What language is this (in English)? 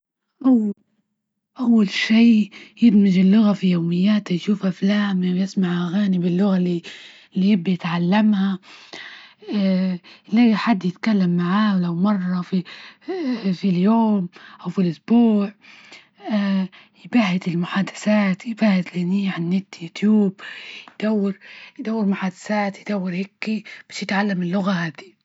Libyan Arabic